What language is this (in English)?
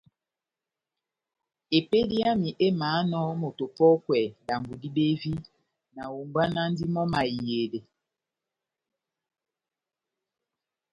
Batanga